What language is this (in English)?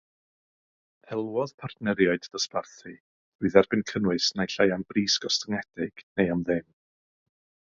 Welsh